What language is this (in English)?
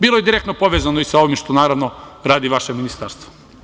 Serbian